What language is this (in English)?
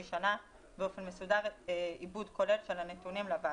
Hebrew